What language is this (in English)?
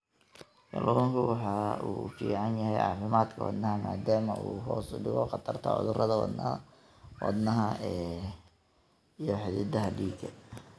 Somali